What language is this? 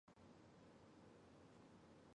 Chinese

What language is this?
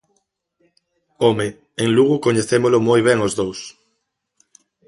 Galician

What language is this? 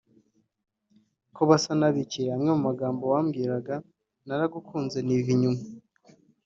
Kinyarwanda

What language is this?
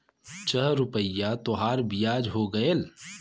Bhojpuri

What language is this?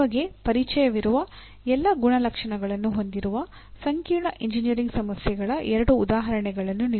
Kannada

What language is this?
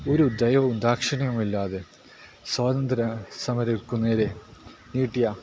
Malayalam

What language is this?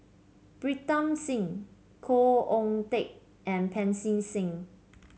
English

